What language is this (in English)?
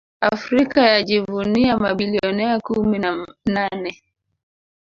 Swahili